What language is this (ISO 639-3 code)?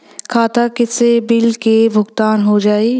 bho